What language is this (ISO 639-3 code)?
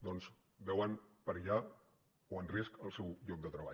cat